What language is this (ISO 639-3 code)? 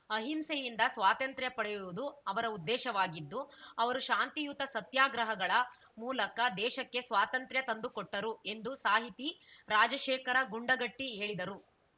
kan